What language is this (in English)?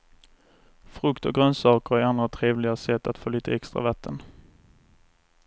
Swedish